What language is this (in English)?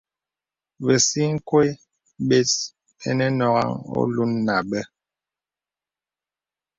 Bebele